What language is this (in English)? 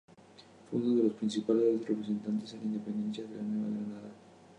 Spanish